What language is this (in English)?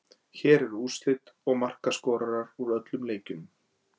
Icelandic